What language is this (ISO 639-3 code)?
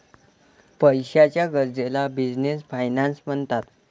mar